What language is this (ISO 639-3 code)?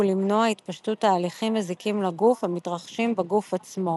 heb